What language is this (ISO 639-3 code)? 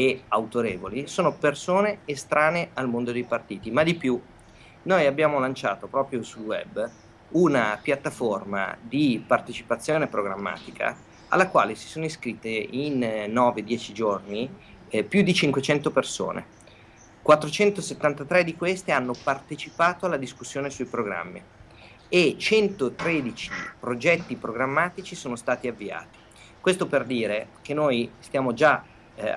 ita